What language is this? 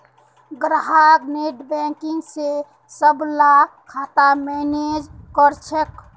Magahi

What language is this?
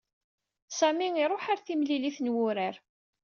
Kabyle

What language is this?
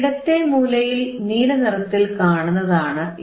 Malayalam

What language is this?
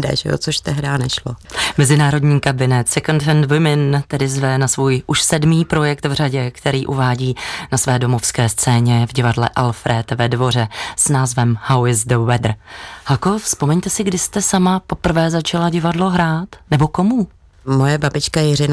Czech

